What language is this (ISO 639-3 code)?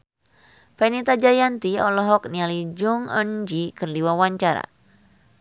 sun